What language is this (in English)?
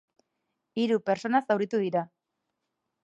Basque